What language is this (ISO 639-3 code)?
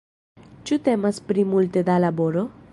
epo